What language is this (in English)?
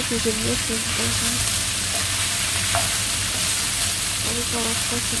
Indonesian